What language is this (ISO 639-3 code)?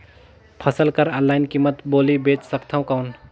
hne